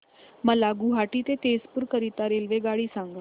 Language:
Marathi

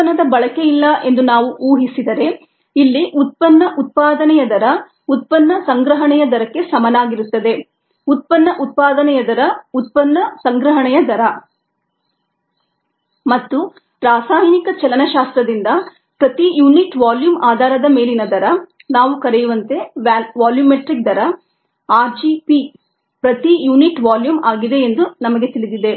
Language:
Kannada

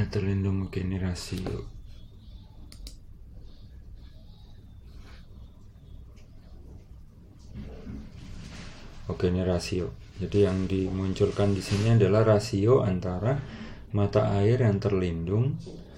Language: Indonesian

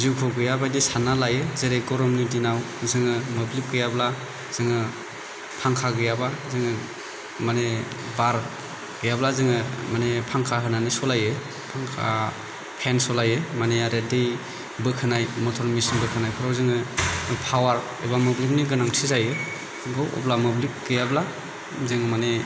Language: Bodo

